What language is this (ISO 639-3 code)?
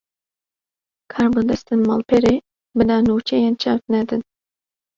kur